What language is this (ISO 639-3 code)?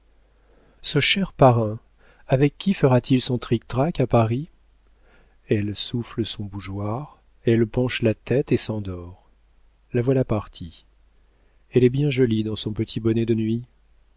fra